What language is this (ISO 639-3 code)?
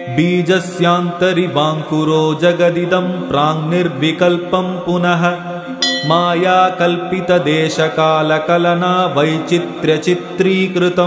kan